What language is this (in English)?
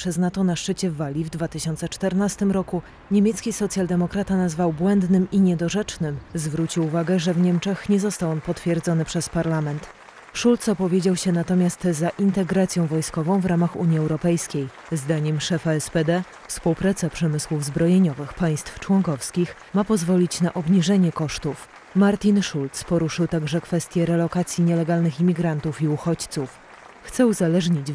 Polish